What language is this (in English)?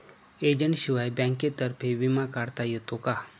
Marathi